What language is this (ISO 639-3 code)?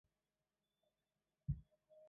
zho